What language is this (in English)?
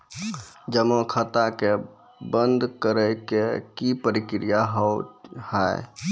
Maithili